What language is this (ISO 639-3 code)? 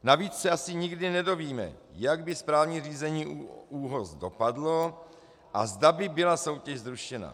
ces